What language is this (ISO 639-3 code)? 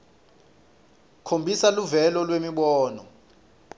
ssw